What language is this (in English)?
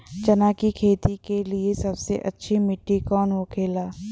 Bhojpuri